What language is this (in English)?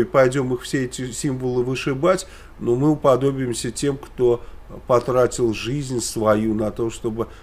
Russian